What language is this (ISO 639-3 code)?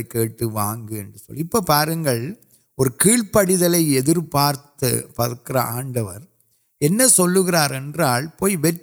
urd